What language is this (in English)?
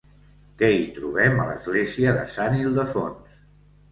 Catalan